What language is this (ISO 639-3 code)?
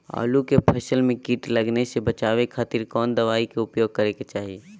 mag